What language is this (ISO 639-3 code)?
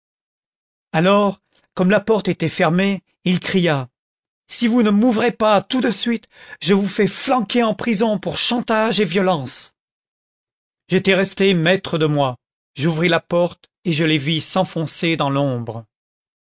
fra